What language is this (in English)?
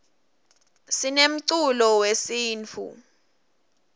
Swati